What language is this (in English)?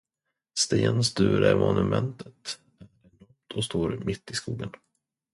Swedish